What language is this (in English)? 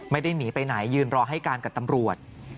Thai